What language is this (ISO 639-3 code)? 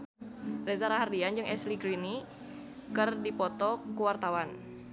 sun